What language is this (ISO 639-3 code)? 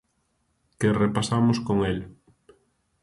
glg